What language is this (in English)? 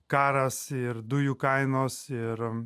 Lithuanian